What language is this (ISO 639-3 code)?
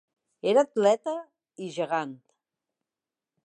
cat